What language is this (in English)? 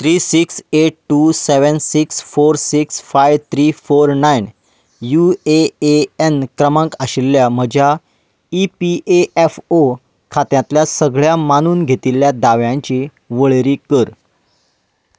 Konkani